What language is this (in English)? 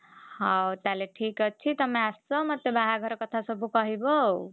Odia